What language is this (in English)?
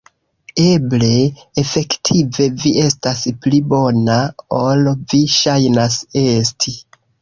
Esperanto